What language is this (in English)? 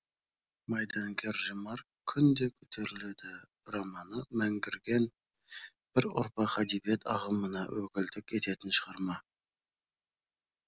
Kazakh